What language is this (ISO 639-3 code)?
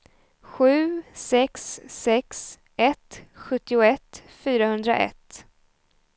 swe